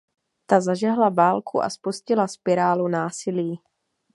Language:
Czech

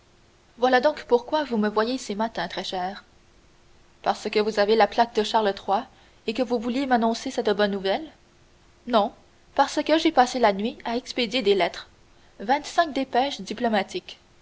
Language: French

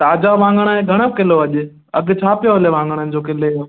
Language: Sindhi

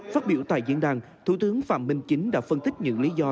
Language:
Vietnamese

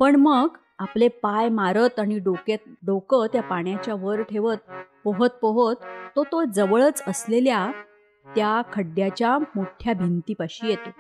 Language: Marathi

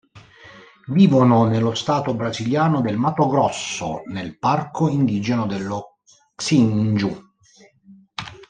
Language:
Italian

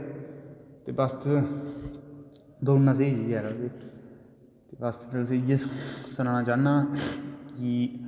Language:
Dogri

